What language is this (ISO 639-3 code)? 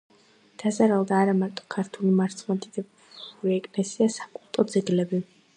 kat